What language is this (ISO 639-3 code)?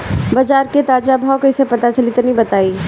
bho